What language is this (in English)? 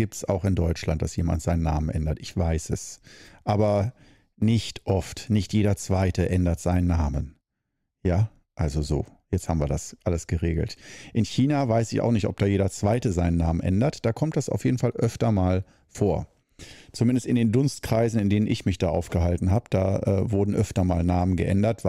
German